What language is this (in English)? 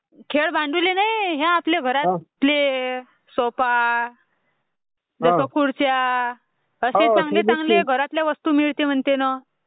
Marathi